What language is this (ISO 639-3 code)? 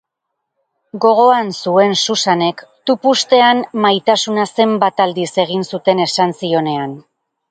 eus